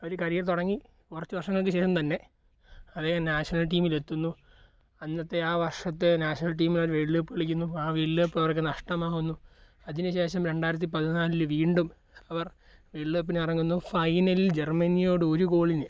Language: Malayalam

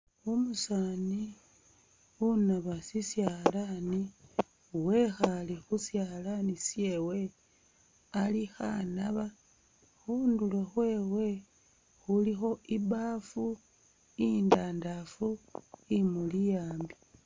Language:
Masaaba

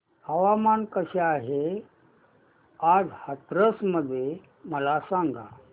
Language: Marathi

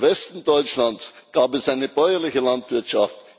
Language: German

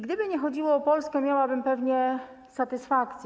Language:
Polish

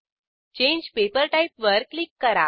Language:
Marathi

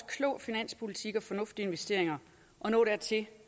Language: Danish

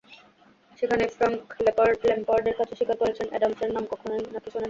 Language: Bangla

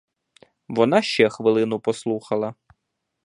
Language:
Ukrainian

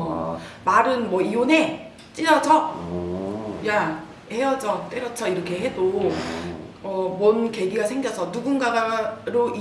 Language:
Korean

